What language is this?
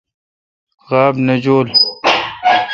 Kalkoti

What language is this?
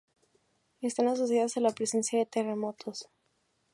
Spanish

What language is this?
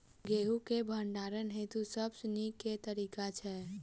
Maithili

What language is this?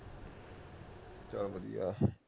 Punjabi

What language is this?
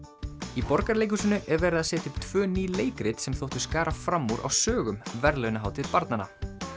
Icelandic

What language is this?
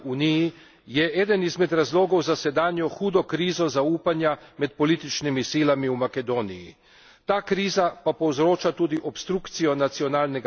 Slovenian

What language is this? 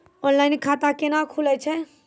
Maithili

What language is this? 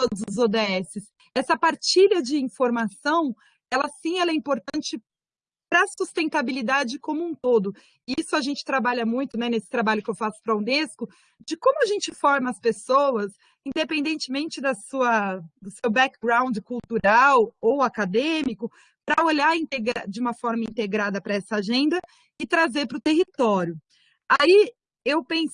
Portuguese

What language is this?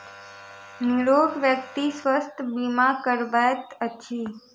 Maithili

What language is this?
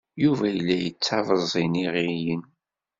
Kabyle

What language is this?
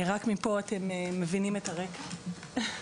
Hebrew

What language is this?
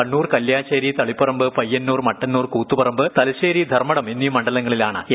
Malayalam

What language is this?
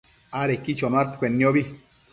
Matsés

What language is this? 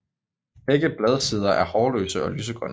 Danish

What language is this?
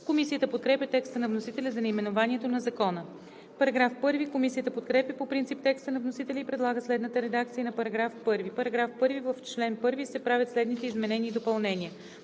Bulgarian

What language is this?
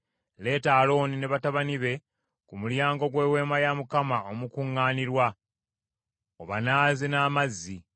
Ganda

